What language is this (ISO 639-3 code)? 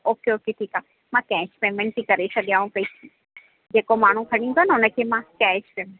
snd